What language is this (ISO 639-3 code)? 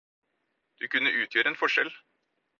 nob